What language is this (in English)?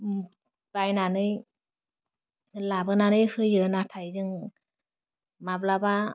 Bodo